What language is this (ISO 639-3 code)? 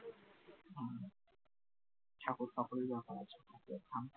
ben